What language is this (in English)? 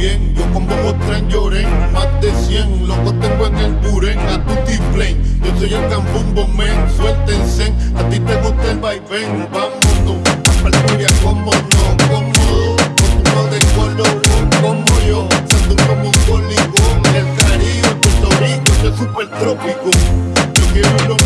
Spanish